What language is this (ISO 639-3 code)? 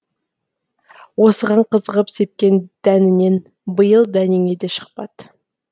kaz